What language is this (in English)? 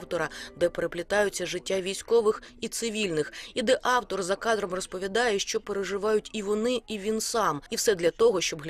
Ukrainian